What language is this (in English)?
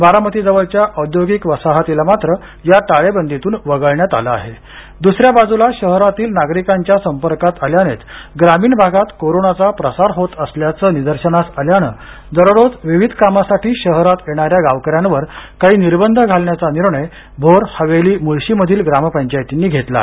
Marathi